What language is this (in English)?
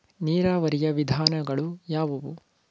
Kannada